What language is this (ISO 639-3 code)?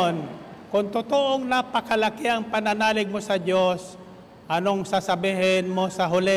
fil